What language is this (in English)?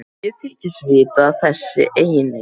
Icelandic